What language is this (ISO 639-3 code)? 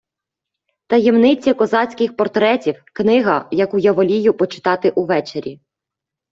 ukr